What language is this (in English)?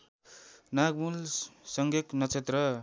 Nepali